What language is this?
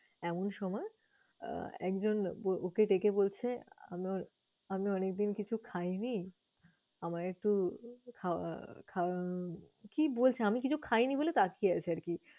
Bangla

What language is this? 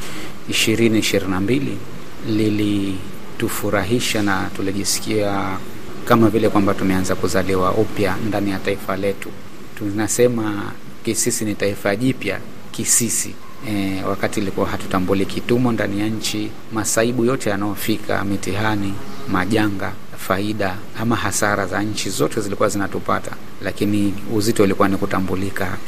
Swahili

